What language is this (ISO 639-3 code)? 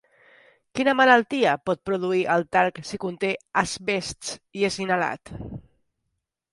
cat